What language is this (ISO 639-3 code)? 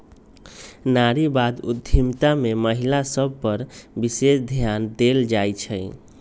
mag